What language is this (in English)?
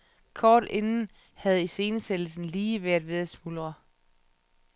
Danish